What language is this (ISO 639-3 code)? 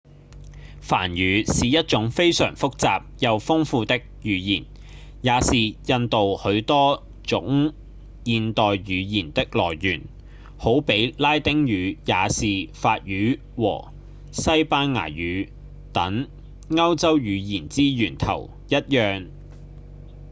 yue